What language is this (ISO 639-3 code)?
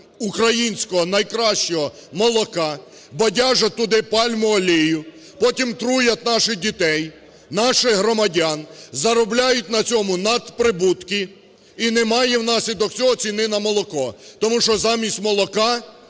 ukr